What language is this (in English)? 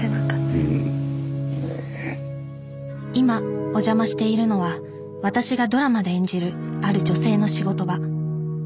Japanese